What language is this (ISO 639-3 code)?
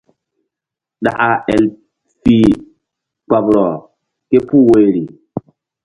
mdd